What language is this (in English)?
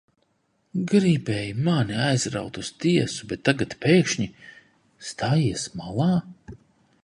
Latvian